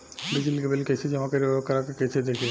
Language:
Bhojpuri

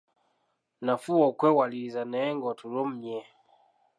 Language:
Ganda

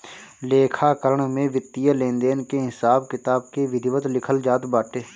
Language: Bhojpuri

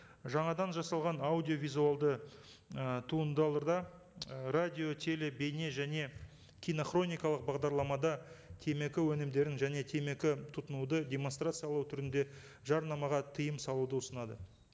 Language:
Kazakh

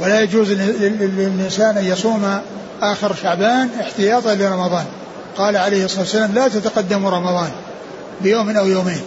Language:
Arabic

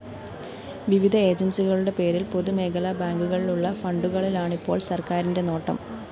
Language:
Malayalam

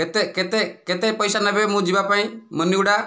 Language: Odia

